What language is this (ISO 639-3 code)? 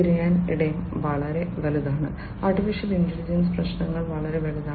mal